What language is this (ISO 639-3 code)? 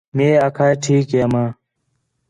xhe